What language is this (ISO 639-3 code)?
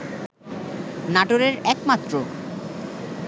ben